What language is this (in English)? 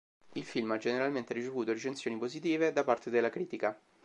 Italian